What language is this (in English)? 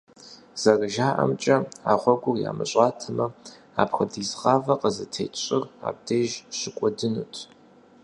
Kabardian